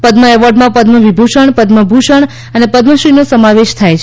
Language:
Gujarati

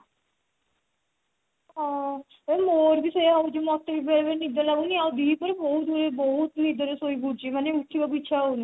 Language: Odia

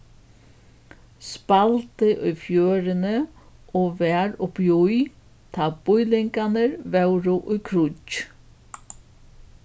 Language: Faroese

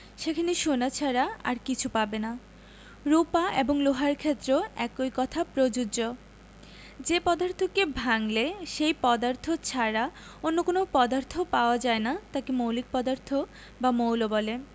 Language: Bangla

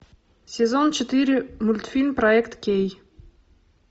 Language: Russian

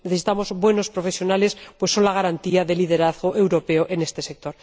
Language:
Spanish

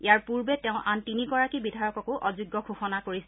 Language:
Assamese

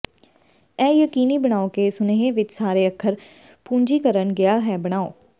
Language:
Punjabi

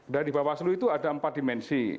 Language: Indonesian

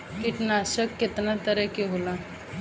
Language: Bhojpuri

